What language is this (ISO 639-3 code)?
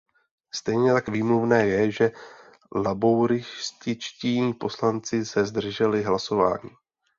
ces